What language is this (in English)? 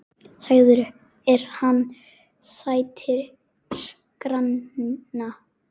Icelandic